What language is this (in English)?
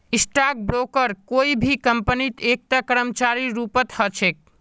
Magahi